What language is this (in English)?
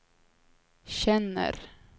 Swedish